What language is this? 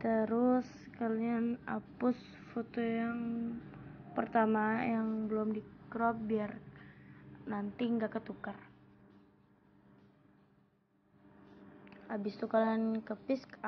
Indonesian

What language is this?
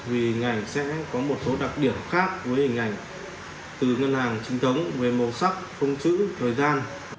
Vietnamese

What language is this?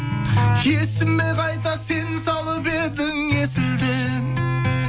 Kazakh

